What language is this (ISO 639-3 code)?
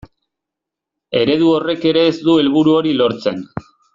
eus